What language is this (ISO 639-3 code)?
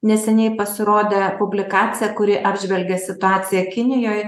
lit